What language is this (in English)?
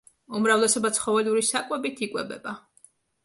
Georgian